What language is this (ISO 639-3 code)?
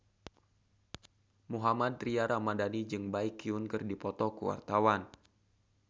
sun